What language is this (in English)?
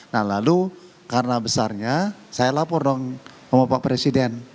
Indonesian